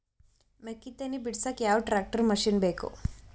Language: Kannada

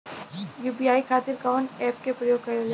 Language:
Bhojpuri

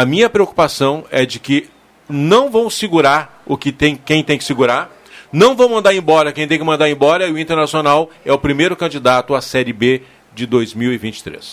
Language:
Portuguese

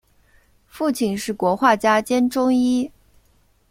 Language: Chinese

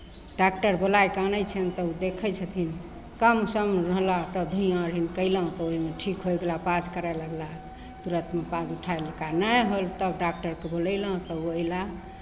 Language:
Maithili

